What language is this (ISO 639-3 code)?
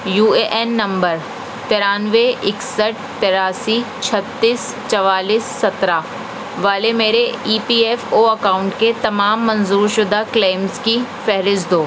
urd